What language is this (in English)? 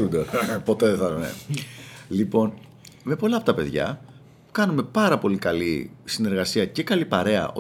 Greek